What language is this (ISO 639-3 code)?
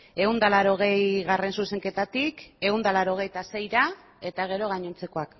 eus